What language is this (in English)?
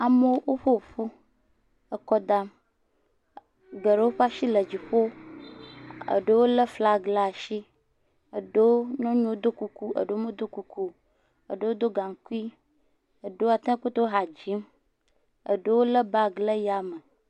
Ewe